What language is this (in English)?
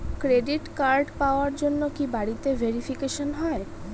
Bangla